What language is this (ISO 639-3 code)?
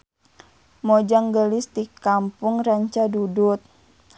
sun